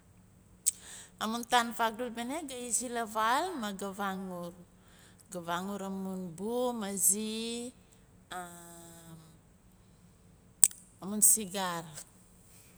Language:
Nalik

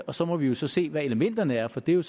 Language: Danish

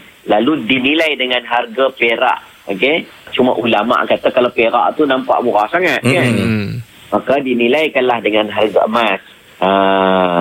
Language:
Malay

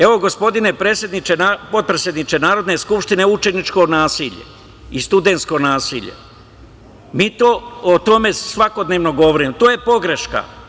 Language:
Serbian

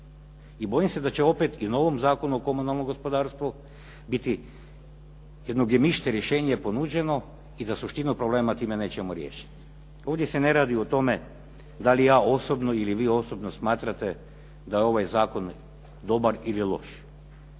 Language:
Croatian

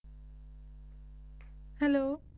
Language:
Punjabi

